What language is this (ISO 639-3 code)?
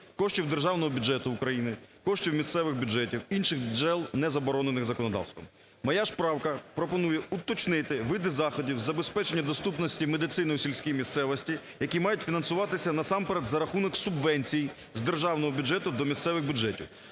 ukr